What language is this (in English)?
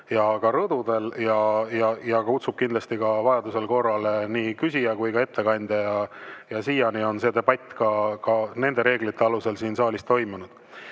Estonian